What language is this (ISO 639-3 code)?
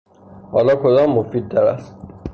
fas